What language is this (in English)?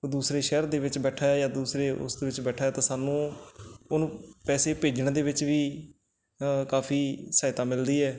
Punjabi